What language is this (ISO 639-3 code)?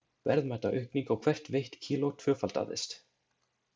isl